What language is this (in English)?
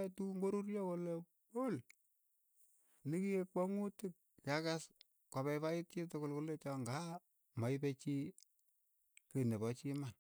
Keiyo